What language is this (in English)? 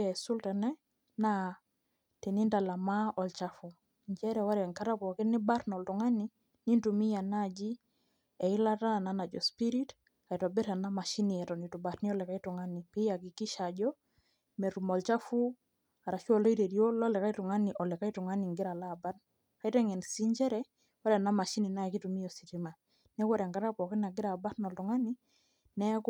Masai